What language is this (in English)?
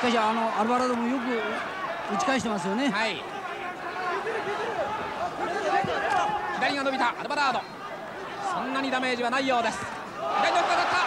Japanese